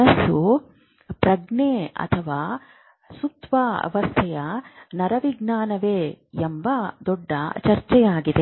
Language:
Kannada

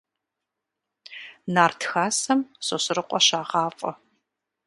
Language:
Kabardian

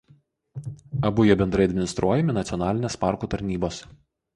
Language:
Lithuanian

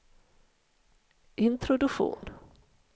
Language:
Swedish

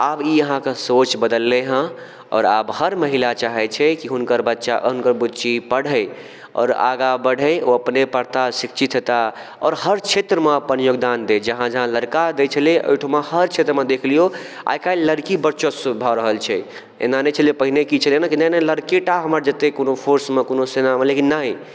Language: Maithili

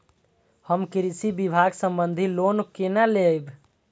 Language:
Maithili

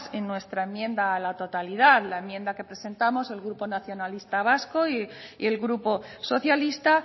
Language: Spanish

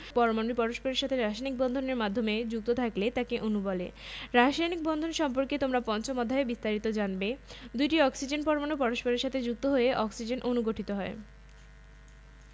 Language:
Bangla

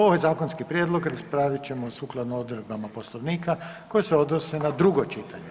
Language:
Croatian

